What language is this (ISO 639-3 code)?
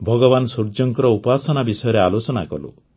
ori